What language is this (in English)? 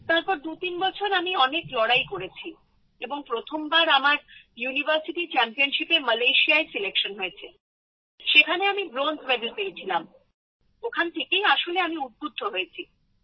Bangla